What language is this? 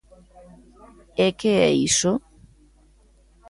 Galician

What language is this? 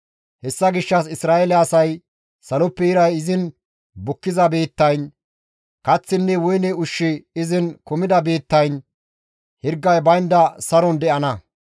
Gamo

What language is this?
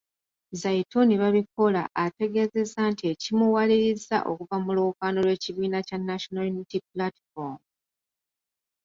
Ganda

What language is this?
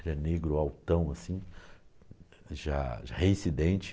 Portuguese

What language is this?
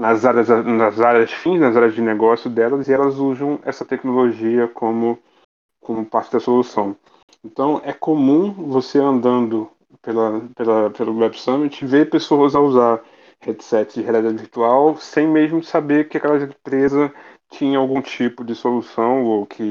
Portuguese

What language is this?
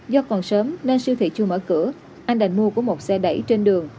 Vietnamese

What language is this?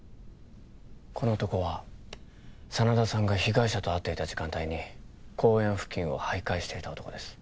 Japanese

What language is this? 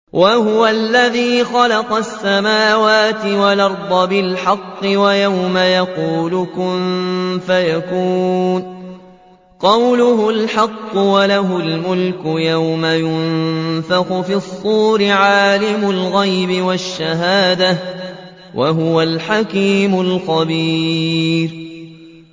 Arabic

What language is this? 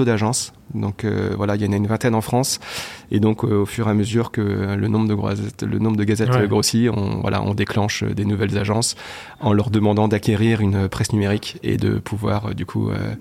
French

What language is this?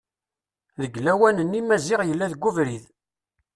Kabyle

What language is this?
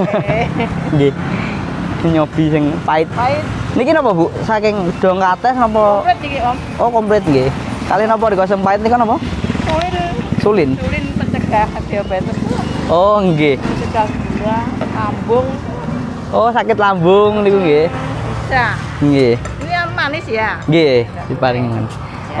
Indonesian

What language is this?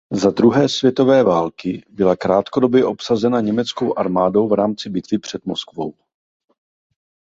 Czech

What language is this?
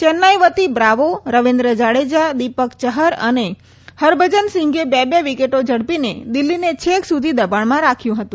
Gujarati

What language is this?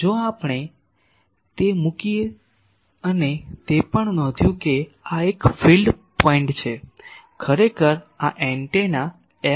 Gujarati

